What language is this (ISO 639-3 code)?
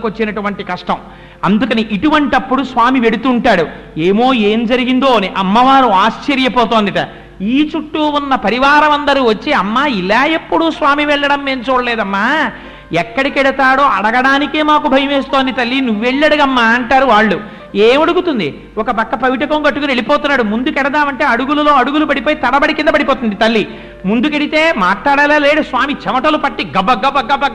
tel